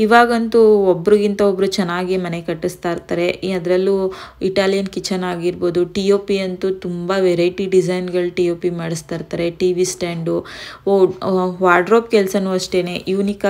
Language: Romanian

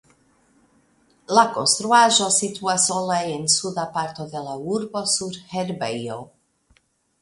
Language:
Esperanto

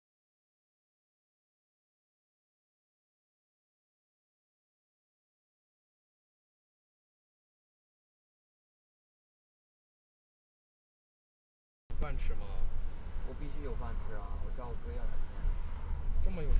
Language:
Chinese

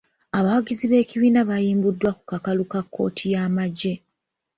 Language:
Ganda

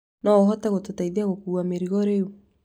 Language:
Kikuyu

